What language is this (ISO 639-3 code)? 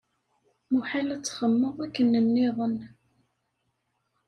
kab